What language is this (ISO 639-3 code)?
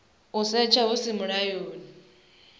ven